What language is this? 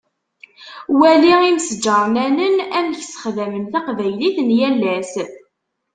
Kabyle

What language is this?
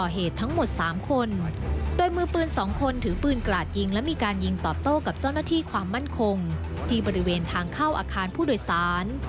Thai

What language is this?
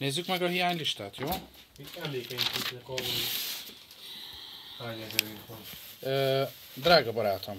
Hungarian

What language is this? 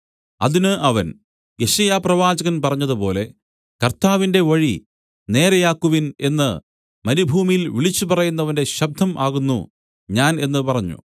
Malayalam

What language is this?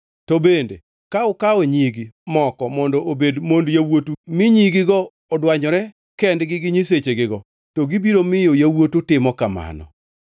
Luo (Kenya and Tanzania)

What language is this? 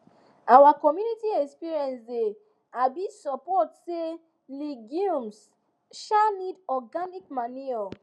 Nigerian Pidgin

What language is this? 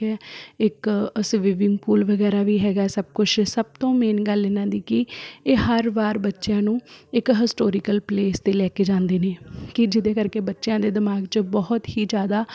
Punjabi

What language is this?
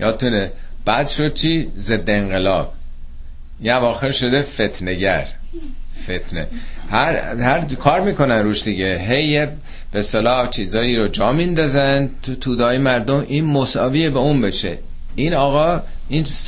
Persian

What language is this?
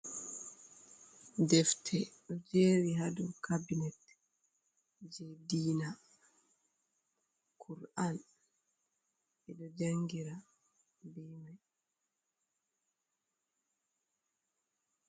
Fula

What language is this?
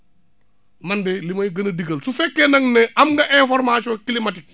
Wolof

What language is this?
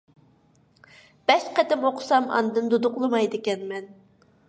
Uyghur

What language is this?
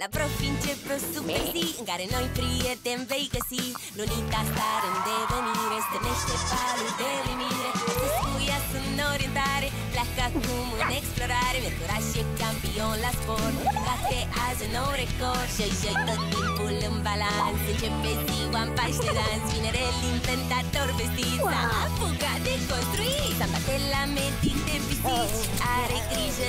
Romanian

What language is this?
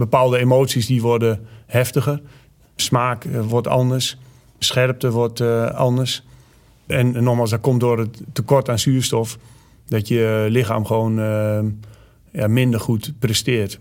Dutch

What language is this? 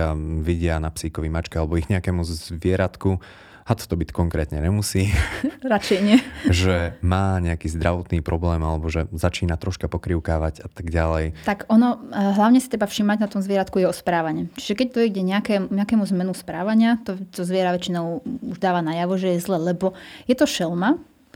Slovak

